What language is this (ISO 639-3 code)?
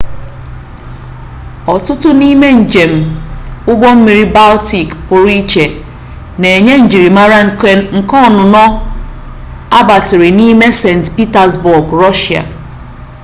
ibo